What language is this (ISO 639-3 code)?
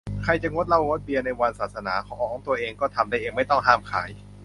tha